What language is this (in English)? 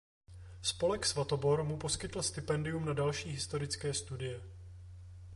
Czech